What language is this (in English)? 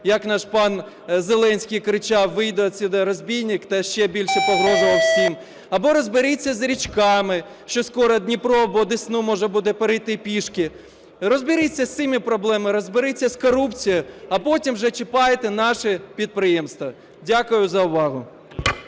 Ukrainian